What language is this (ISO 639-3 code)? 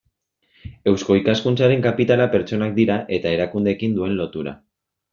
eus